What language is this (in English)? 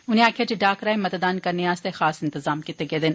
Dogri